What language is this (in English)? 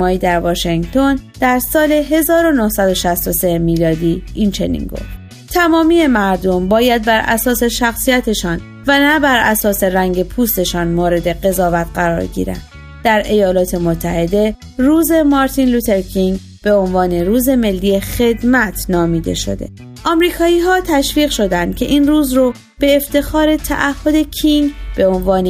Persian